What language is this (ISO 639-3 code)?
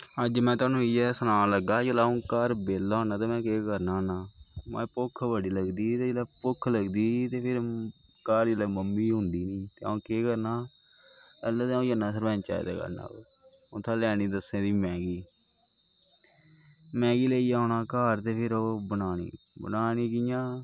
doi